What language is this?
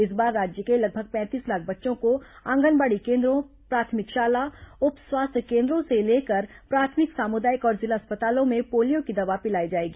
Hindi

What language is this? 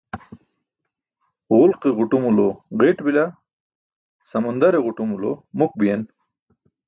Burushaski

